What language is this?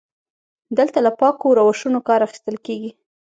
Pashto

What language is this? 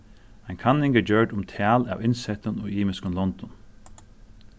Faroese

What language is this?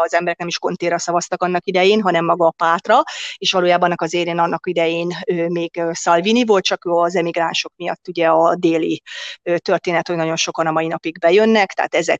Hungarian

